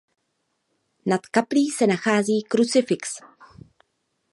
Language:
Czech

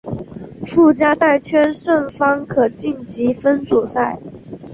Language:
Chinese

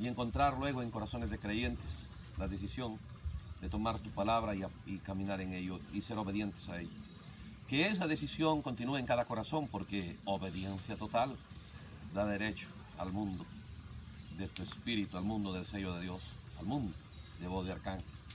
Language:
Spanish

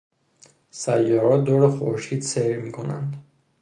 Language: Persian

